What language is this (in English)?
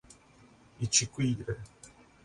Portuguese